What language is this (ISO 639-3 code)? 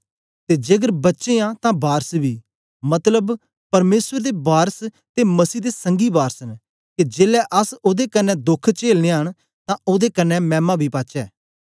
doi